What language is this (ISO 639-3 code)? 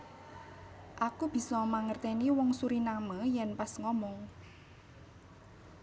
jav